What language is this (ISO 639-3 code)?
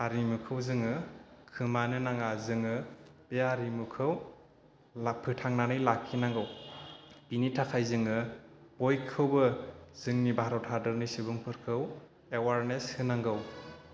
brx